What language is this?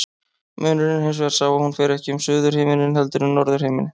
Icelandic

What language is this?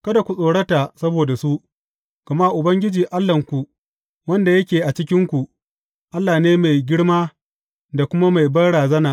Hausa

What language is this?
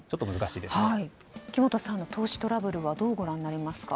Japanese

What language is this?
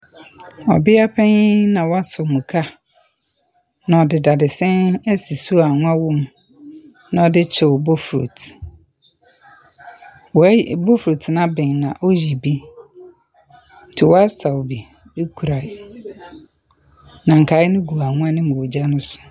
Akan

